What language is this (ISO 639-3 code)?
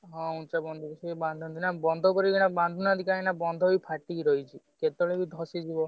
ori